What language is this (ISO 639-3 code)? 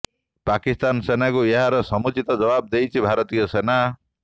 ori